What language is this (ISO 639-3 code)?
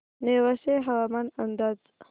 mar